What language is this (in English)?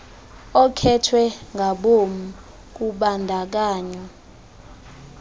Xhosa